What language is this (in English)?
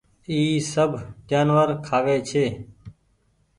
Goaria